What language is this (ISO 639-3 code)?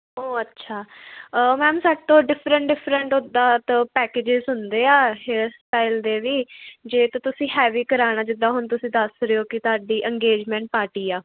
pan